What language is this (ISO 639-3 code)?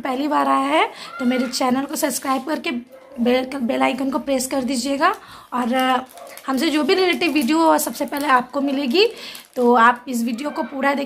hin